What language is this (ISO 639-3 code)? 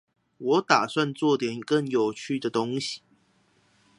zho